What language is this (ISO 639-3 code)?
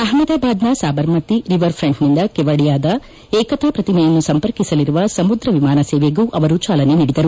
kan